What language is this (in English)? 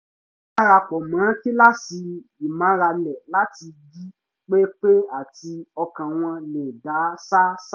Yoruba